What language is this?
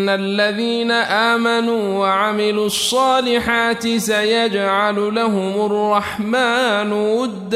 Arabic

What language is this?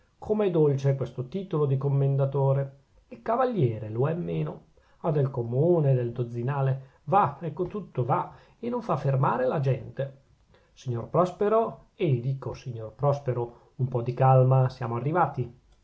Italian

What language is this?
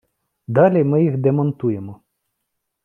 Ukrainian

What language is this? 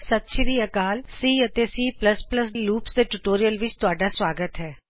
Punjabi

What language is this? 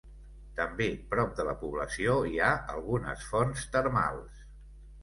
Catalan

